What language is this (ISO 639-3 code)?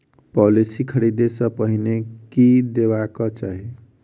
mai